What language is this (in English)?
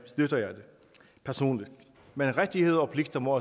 Danish